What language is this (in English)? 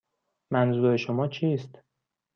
Persian